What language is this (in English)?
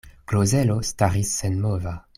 Esperanto